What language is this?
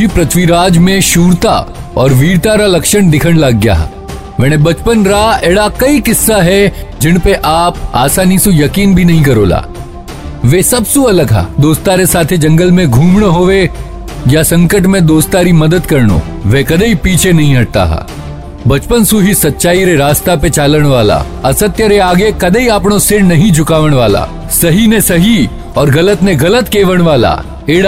Hindi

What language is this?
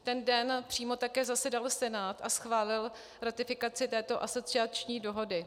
Czech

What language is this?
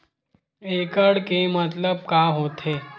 Chhattisgarhi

